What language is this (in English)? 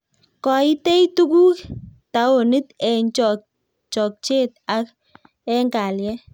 Kalenjin